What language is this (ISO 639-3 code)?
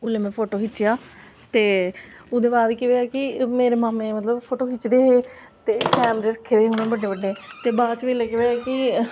doi